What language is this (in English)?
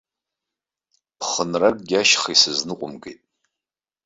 Abkhazian